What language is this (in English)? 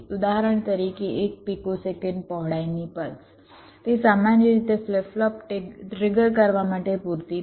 Gujarati